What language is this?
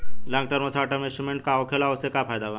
Bhojpuri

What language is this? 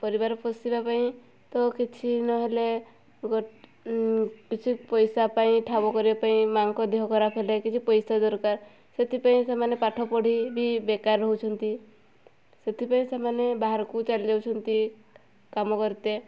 Odia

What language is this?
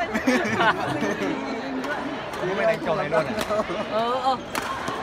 Vietnamese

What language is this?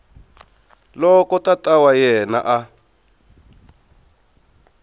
Tsonga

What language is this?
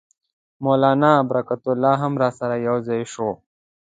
Pashto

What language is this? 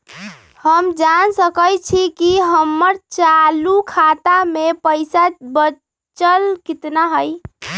Magahi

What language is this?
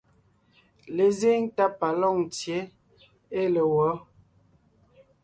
Ngiemboon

